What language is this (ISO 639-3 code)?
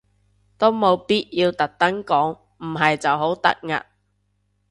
yue